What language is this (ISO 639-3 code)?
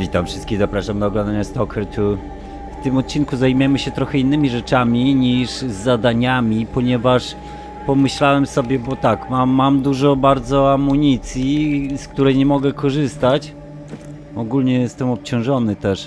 pol